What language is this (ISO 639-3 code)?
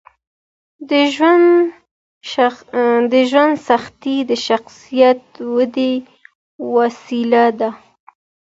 pus